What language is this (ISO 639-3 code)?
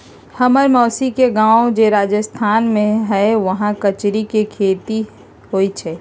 mag